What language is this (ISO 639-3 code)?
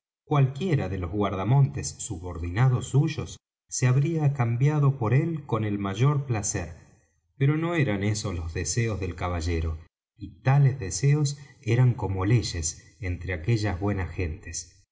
spa